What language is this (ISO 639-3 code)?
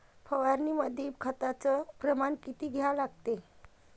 mar